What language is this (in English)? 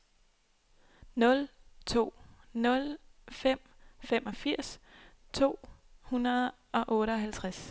Danish